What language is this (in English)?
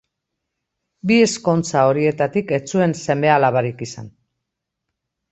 Basque